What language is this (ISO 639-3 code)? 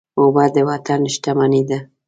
pus